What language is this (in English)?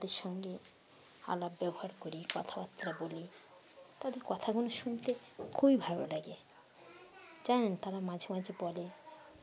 Bangla